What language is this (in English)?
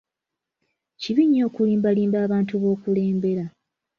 Ganda